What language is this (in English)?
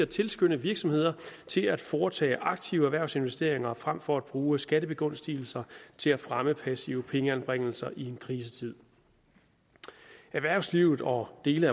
Danish